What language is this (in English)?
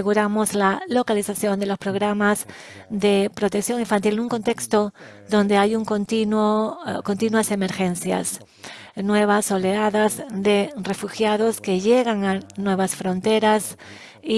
Spanish